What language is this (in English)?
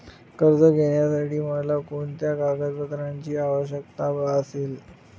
Marathi